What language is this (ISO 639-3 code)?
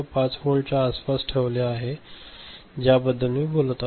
mar